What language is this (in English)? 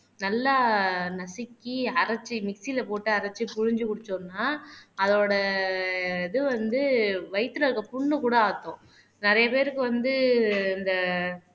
Tamil